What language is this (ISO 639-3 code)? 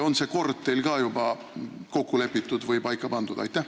est